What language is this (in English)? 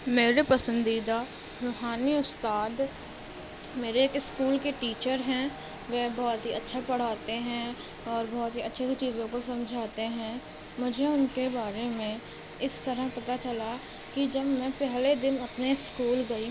Urdu